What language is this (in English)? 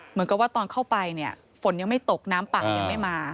Thai